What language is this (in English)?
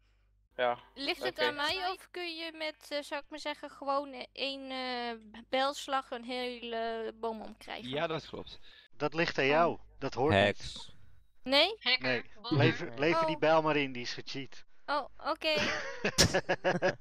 Dutch